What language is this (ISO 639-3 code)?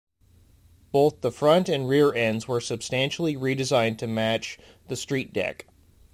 eng